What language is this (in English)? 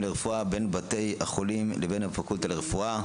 Hebrew